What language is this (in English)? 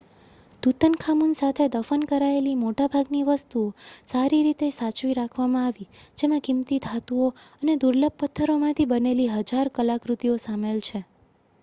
Gujarati